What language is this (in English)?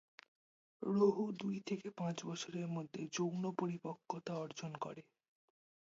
Bangla